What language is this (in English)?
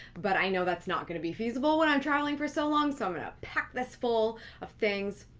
English